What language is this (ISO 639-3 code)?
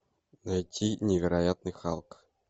rus